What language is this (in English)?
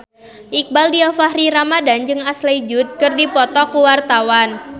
Sundanese